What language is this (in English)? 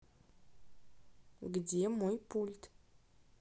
Russian